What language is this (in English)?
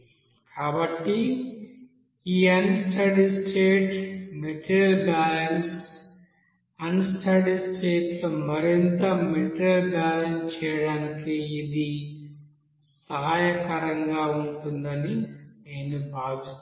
Telugu